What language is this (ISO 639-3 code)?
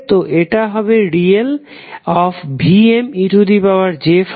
ben